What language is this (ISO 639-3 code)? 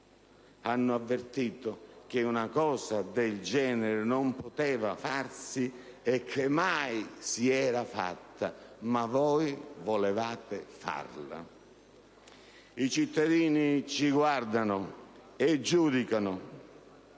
ita